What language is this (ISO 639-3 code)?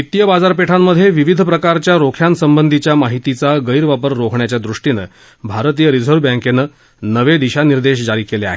mar